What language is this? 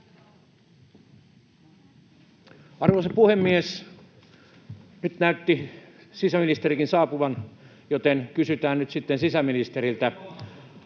Finnish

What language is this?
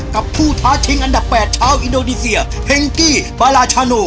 Thai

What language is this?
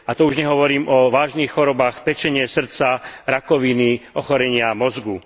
Slovak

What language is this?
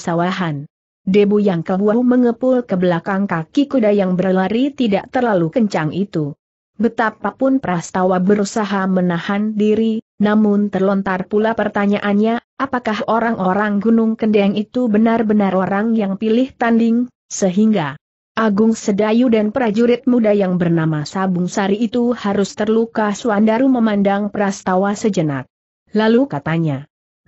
Indonesian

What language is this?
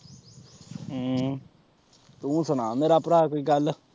Punjabi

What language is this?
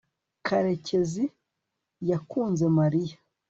Kinyarwanda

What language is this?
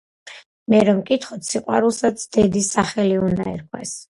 Georgian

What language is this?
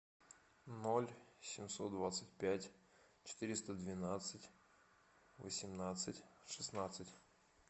Russian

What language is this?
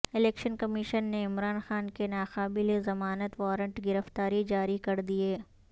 Urdu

